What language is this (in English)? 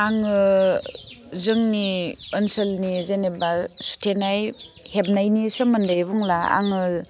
Bodo